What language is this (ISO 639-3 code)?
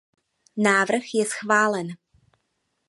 ces